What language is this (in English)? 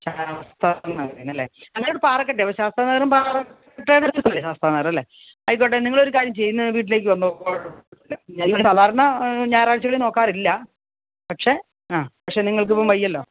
Malayalam